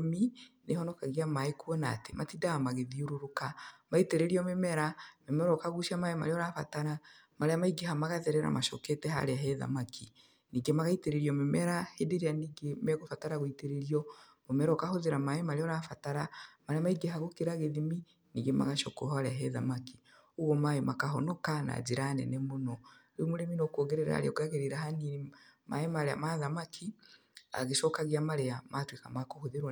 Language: Kikuyu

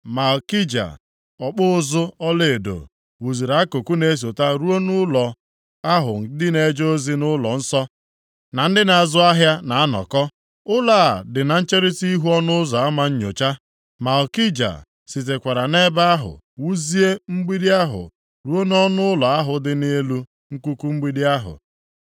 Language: Igbo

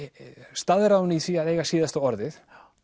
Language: Icelandic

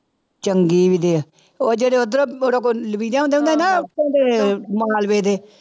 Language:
Punjabi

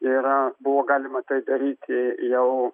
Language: Lithuanian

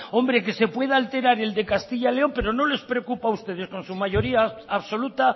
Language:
Spanish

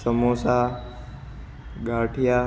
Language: Gujarati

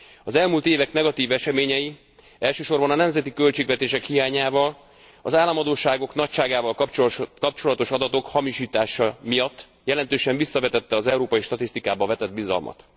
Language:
Hungarian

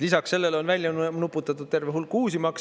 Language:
Estonian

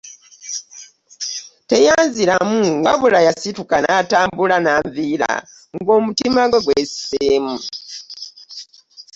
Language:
Ganda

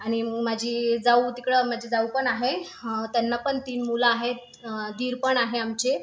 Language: Marathi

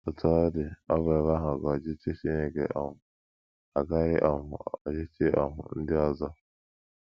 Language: Igbo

